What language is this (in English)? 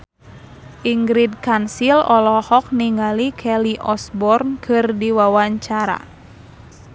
Sundanese